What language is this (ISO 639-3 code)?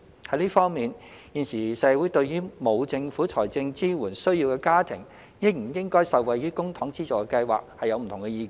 yue